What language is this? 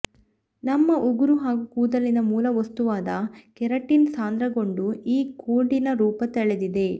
Kannada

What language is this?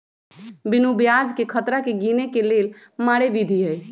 Magahi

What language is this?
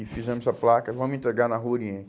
Portuguese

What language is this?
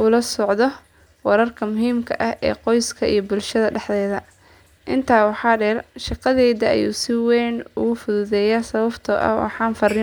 Somali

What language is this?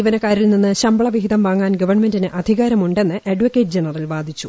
Malayalam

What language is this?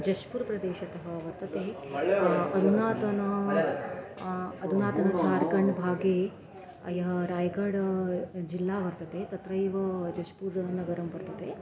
Sanskrit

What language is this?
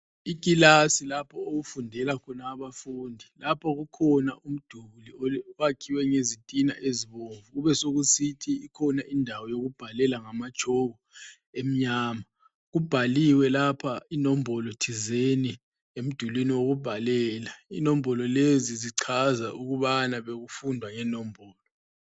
North Ndebele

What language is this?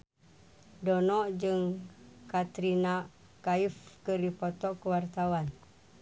Sundanese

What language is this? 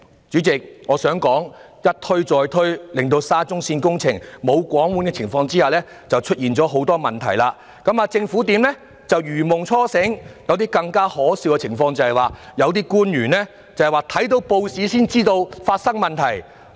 Cantonese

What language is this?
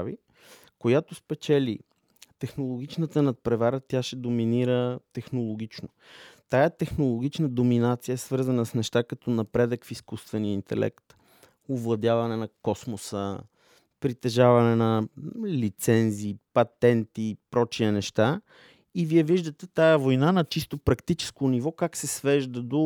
Bulgarian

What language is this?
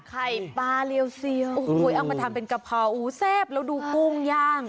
Thai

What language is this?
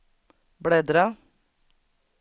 Swedish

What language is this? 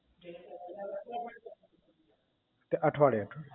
Gujarati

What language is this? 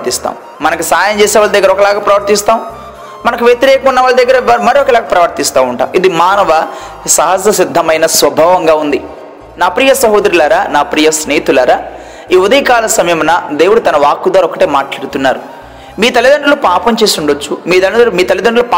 Telugu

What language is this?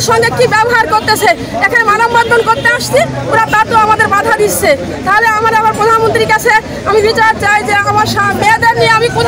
Arabic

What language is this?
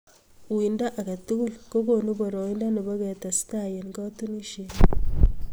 Kalenjin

